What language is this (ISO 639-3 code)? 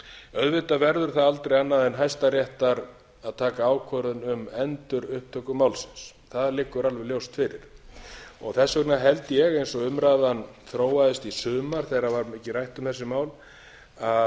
isl